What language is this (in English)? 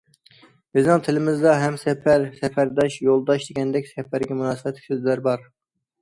Uyghur